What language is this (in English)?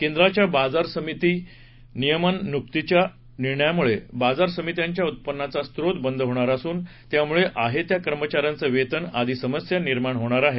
Marathi